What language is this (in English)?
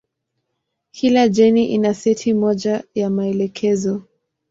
Swahili